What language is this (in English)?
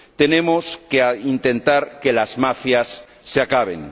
Spanish